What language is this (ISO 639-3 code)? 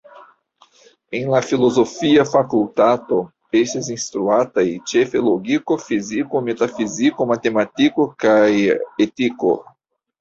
epo